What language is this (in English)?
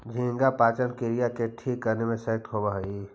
Magahi